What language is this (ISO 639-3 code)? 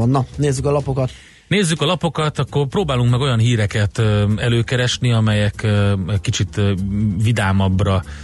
hun